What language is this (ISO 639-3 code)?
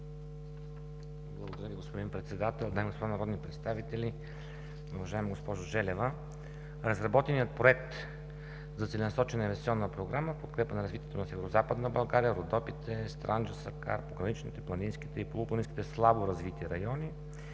bul